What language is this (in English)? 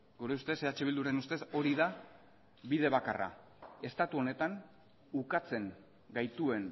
Basque